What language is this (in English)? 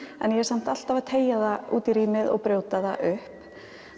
Icelandic